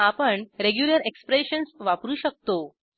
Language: Marathi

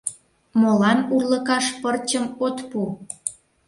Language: Mari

